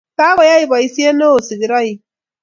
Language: Kalenjin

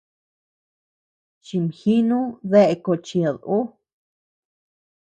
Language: Tepeuxila Cuicatec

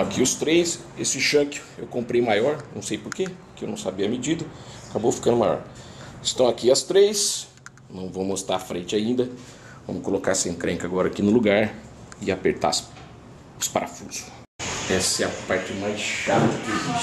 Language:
Portuguese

